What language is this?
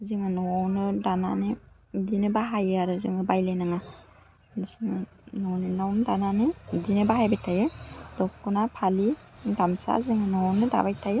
Bodo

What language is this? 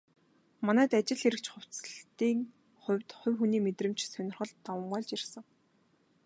Mongolian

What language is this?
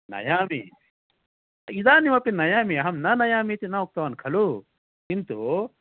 Sanskrit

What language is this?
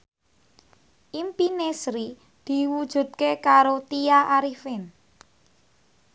Javanese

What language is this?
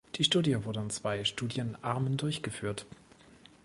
German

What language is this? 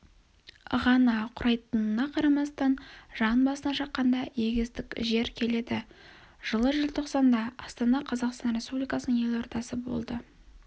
Kazakh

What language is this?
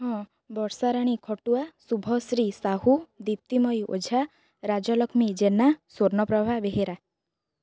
Odia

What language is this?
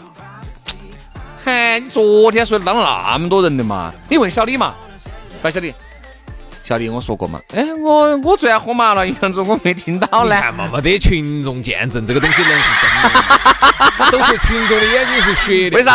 Chinese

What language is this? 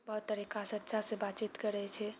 Maithili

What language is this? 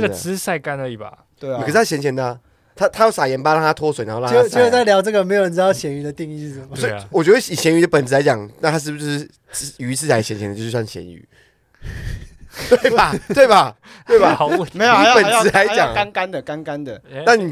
Chinese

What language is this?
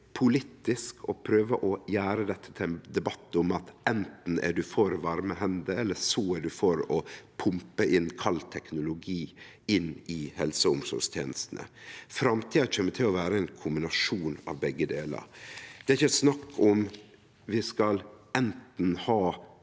Norwegian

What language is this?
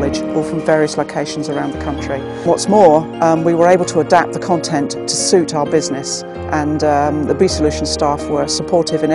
English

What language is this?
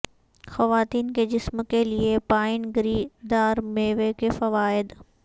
Urdu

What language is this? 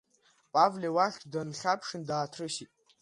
Abkhazian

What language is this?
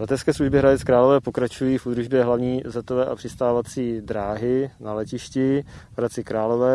Czech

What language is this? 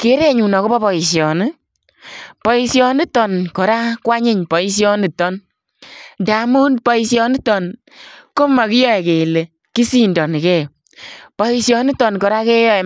Kalenjin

